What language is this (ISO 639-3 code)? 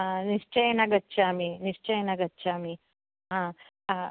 san